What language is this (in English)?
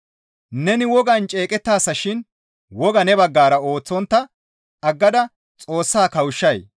Gamo